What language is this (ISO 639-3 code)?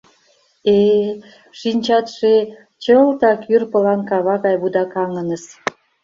chm